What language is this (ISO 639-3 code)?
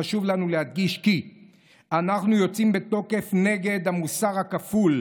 heb